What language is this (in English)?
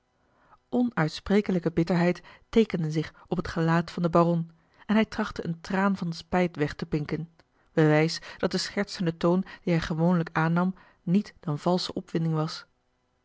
Dutch